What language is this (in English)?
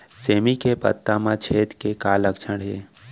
Chhattisgarhi